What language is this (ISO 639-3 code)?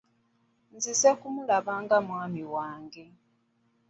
lug